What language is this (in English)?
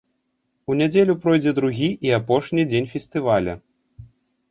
Belarusian